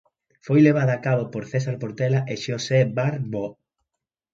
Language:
Galician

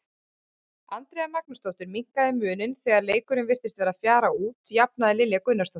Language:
Icelandic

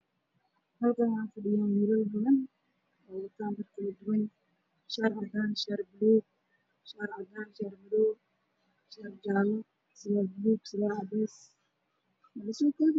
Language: Somali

